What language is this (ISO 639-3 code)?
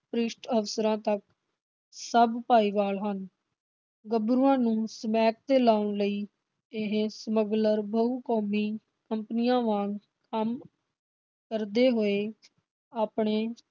pan